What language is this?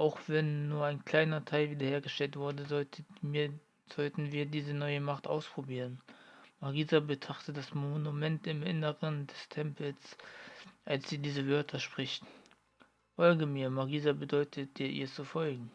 German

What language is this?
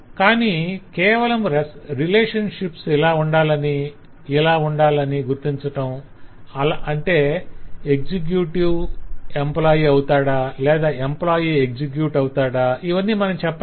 Telugu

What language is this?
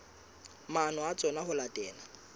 Southern Sotho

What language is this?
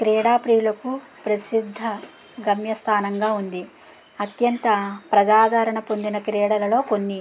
Telugu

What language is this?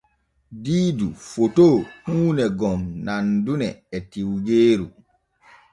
Borgu Fulfulde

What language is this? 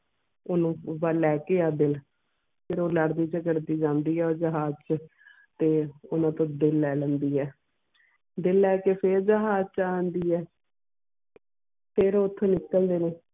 Punjabi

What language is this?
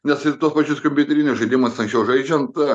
Lithuanian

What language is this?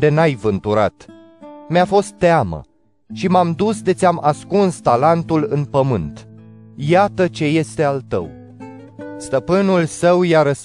Romanian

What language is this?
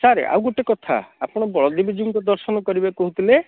Odia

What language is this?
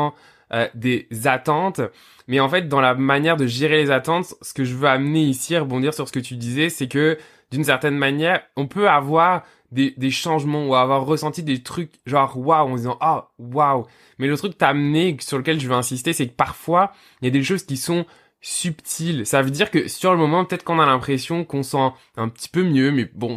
French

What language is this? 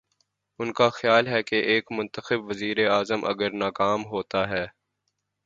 Urdu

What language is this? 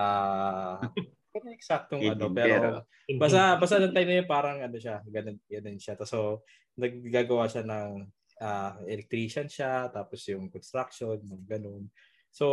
Filipino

